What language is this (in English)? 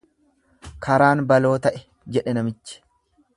Oromo